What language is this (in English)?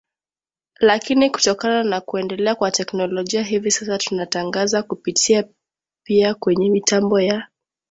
Swahili